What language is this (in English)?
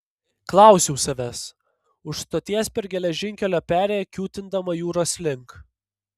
Lithuanian